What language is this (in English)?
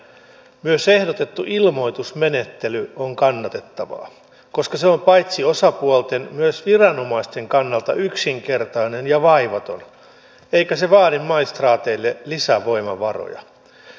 Finnish